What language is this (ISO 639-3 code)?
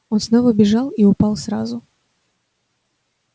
rus